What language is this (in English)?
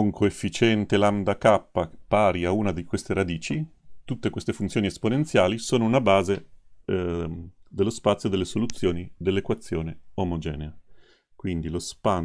Italian